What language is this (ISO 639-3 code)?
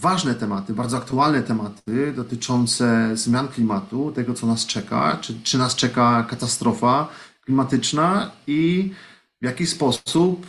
pol